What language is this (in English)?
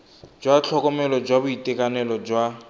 Tswana